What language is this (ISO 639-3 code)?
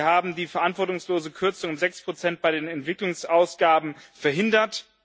deu